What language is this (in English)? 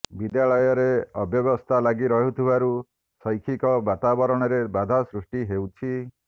Odia